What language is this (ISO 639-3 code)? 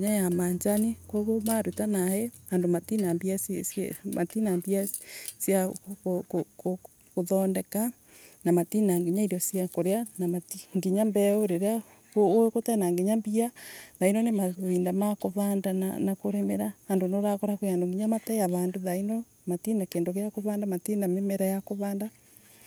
ebu